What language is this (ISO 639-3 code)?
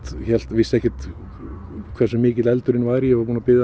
isl